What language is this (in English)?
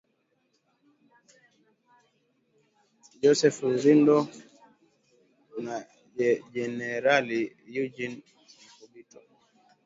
Swahili